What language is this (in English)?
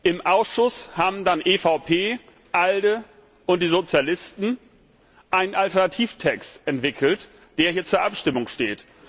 German